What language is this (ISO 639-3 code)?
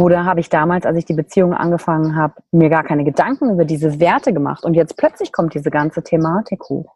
deu